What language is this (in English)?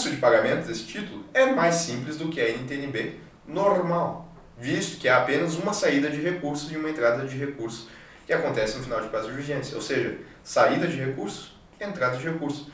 Portuguese